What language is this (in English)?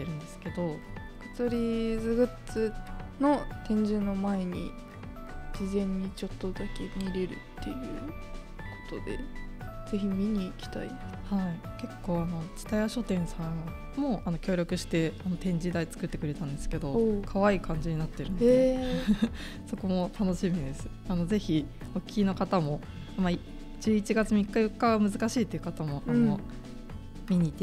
Japanese